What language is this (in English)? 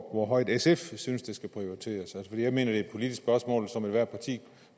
Danish